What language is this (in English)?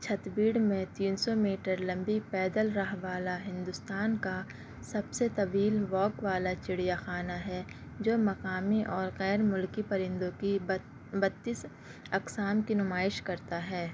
Urdu